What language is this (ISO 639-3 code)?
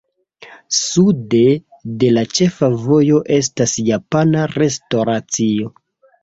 epo